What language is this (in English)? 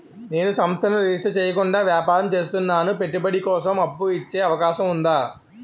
Telugu